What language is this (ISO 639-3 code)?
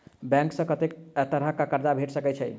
mai